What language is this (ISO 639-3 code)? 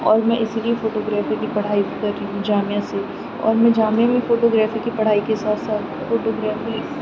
urd